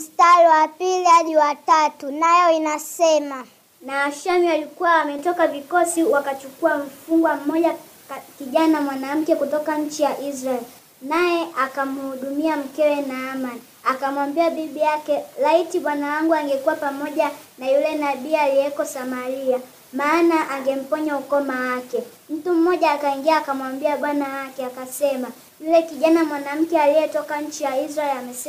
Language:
Swahili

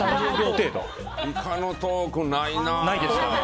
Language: Japanese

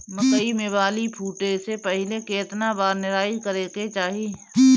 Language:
Bhojpuri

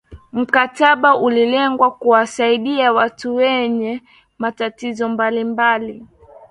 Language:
Swahili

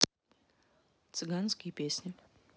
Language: Russian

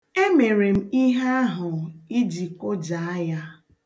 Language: Igbo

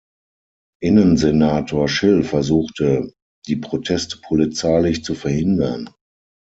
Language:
German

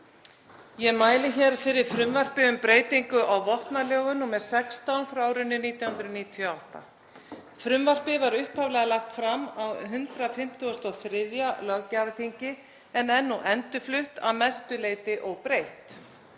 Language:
Icelandic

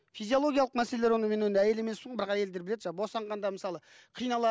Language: Kazakh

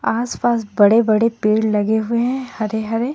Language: Hindi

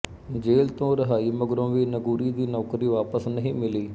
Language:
Punjabi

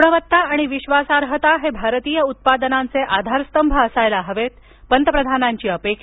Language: Marathi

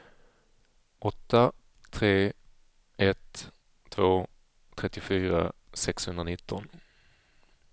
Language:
Swedish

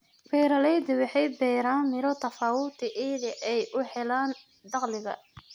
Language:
Somali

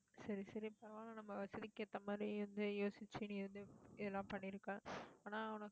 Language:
Tamil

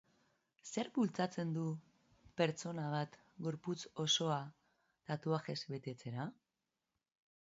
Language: Basque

